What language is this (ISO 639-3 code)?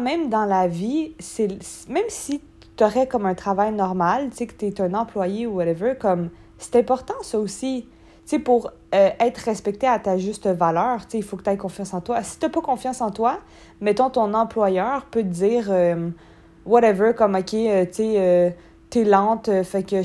fra